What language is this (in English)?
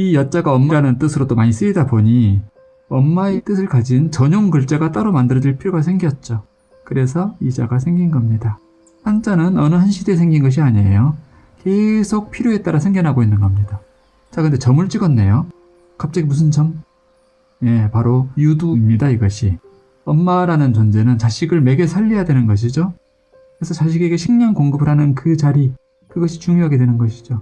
Korean